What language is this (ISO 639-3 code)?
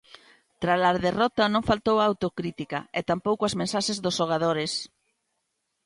glg